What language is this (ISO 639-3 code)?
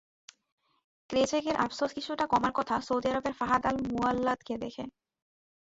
ben